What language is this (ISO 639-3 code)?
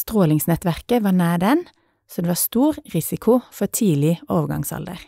nor